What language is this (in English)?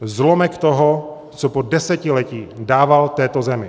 Czech